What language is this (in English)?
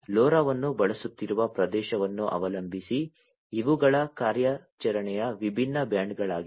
Kannada